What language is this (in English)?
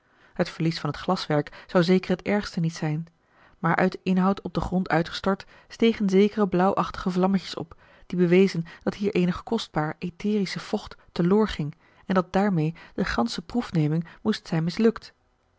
Dutch